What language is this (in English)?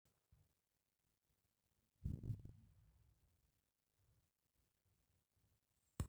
Masai